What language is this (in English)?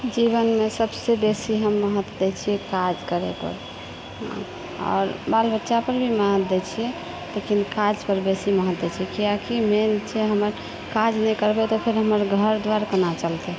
Maithili